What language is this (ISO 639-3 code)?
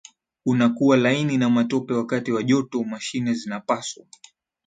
swa